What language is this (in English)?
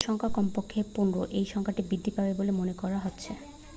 Bangla